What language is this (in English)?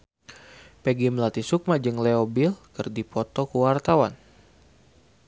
Sundanese